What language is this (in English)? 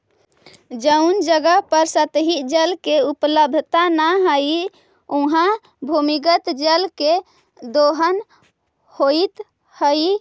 Magahi